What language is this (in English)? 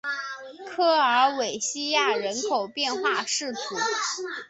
Chinese